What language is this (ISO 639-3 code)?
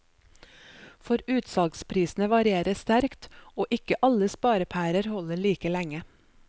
nor